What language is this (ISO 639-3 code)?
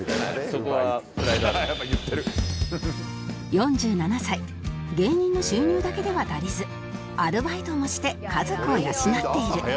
jpn